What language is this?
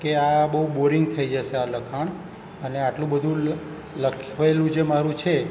Gujarati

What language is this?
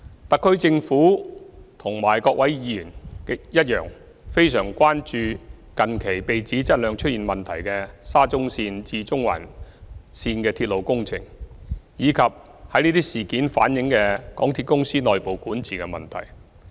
Cantonese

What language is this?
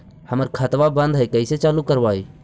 Magahi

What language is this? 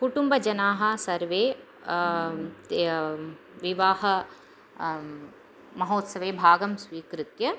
Sanskrit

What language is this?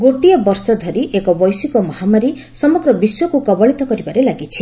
Odia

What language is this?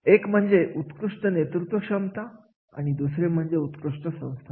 Marathi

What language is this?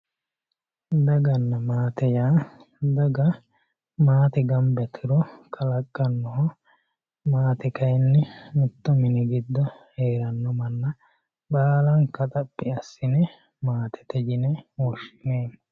Sidamo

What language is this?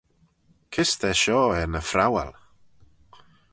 Manx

